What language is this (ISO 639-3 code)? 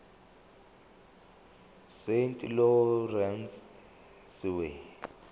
zul